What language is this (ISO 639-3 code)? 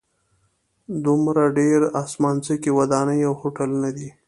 pus